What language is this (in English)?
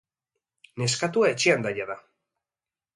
Basque